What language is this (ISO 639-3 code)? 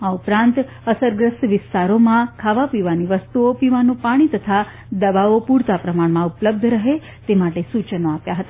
guj